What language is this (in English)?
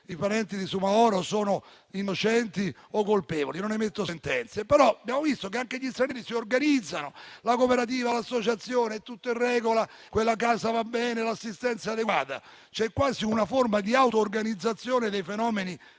Italian